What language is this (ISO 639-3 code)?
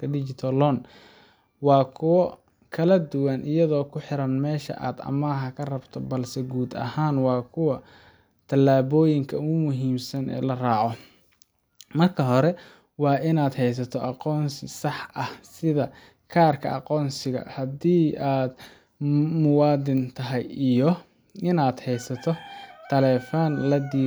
som